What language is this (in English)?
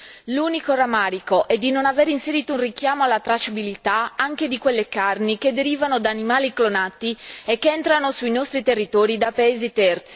Italian